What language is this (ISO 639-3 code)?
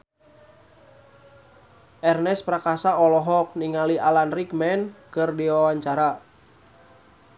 sun